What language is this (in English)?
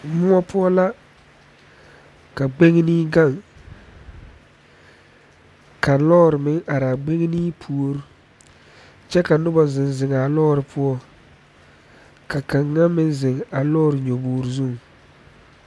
Southern Dagaare